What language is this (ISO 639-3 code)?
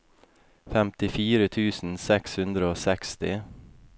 nor